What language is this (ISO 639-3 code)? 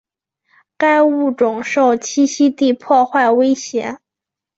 zho